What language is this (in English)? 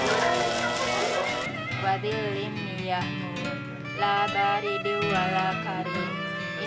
Indonesian